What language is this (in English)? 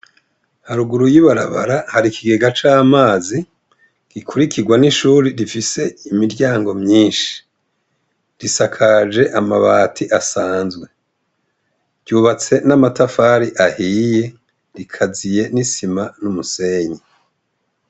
Rundi